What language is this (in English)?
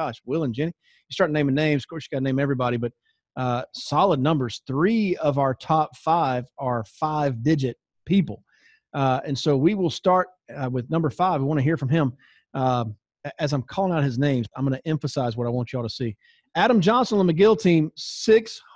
English